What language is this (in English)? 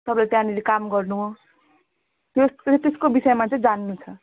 Nepali